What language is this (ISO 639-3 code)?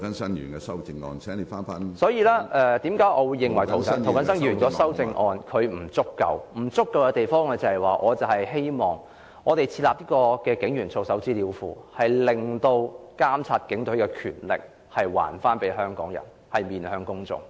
yue